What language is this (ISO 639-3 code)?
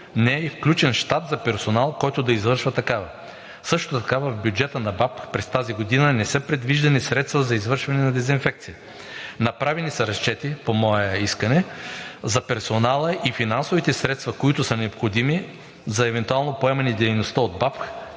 bul